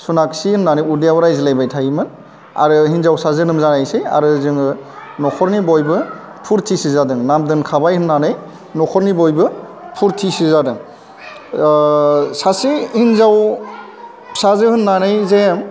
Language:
Bodo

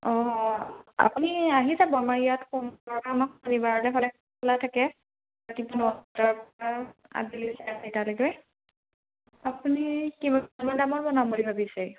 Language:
Assamese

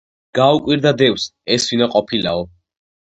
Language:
Georgian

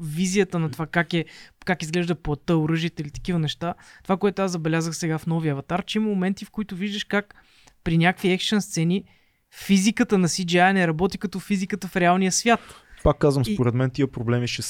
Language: Bulgarian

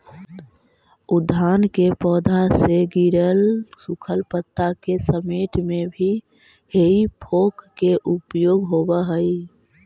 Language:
Magahi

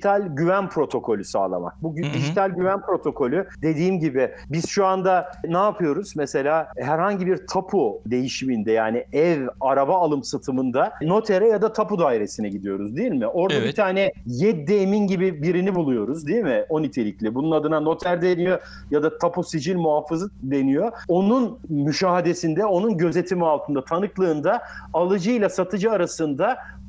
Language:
Turkish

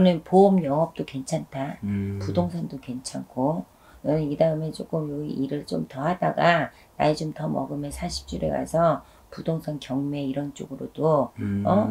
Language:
Korean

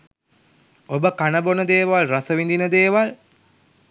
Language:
Sinhala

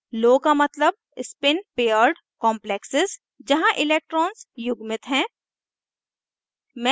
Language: Hindi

